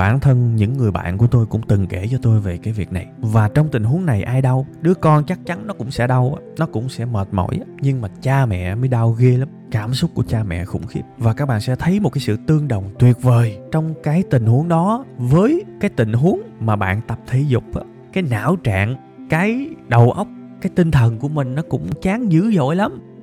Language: Vietnamese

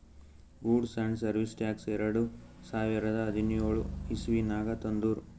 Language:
Kannada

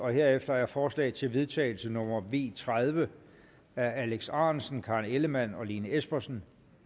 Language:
Danish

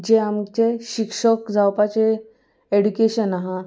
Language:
Konkani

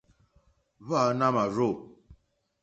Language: Mokpwe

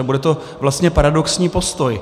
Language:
Czech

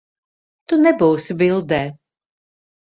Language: Latvian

